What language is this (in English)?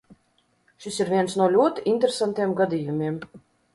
Latvian